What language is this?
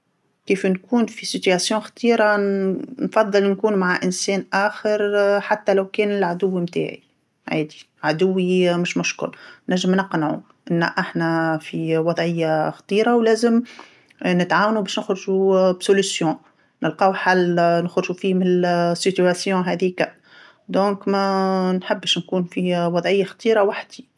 Tunisian Arabic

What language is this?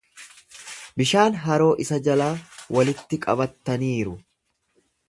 Oromo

